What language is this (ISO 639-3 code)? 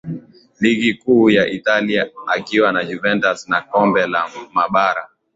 swa